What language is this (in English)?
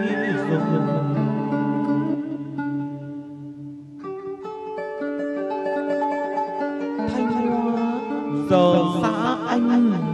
Vietnamese